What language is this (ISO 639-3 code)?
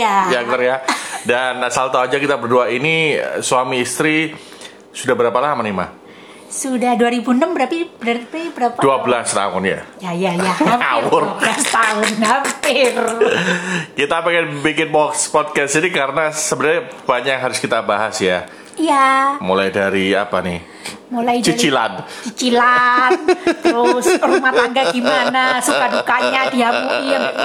ind